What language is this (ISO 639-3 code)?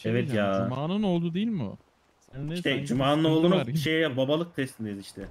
tur